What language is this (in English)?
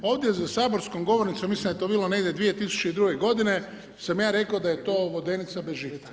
Croatian